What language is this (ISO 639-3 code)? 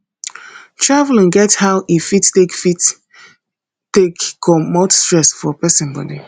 pcm